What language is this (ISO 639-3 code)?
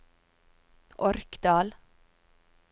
nor